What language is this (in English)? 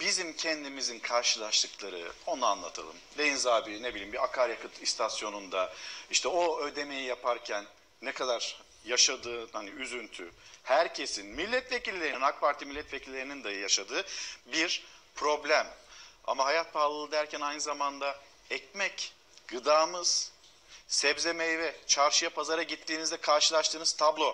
Turkish